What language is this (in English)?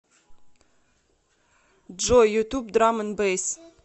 Russian